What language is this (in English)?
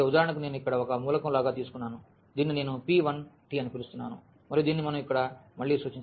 Telugu